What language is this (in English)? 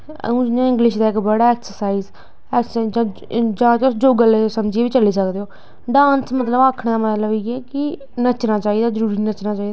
Dogri